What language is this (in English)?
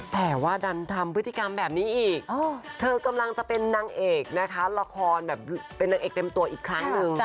Thai